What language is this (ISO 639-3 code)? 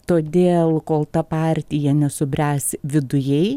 lit